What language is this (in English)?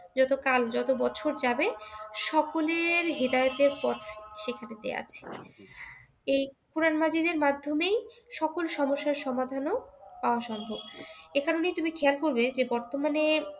Bangla